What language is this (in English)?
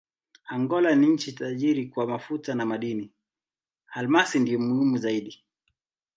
Swahili